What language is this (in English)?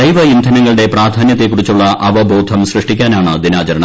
Malayalam